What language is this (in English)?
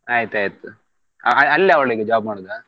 Kannada